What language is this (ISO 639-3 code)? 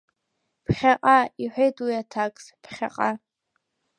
abk